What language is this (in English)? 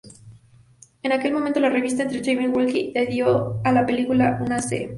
Spanish